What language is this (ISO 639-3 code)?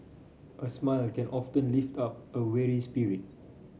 eng